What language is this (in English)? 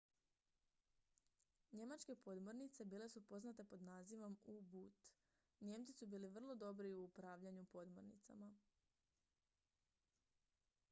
Croatian